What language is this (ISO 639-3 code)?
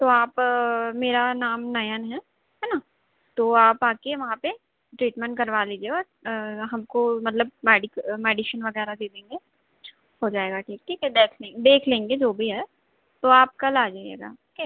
hin